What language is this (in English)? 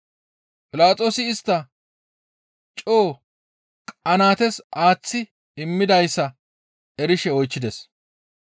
Gamo